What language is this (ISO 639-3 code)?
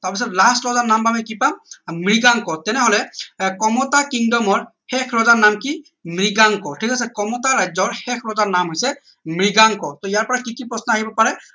asm